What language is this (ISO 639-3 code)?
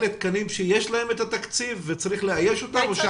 heb